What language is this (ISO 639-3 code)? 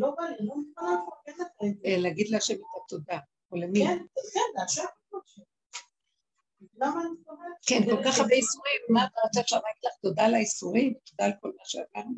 heb